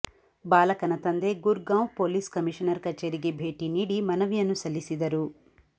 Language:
Kannada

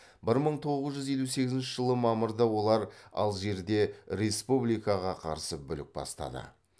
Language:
Kazakh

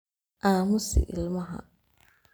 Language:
Somali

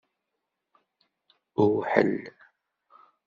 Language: Kabyle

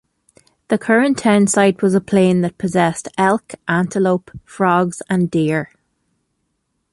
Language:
English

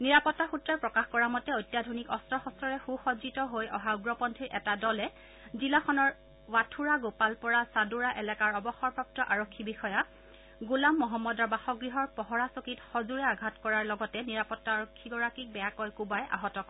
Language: Assamese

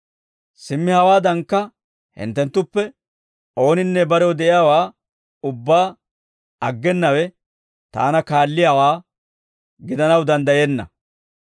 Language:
Dawro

